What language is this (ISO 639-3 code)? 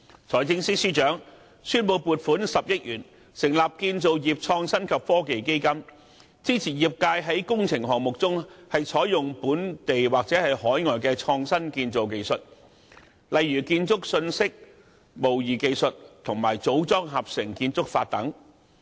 yue